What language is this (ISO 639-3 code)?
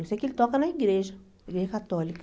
por